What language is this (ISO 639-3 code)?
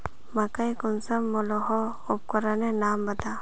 mag